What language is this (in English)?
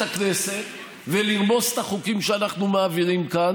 Hebrew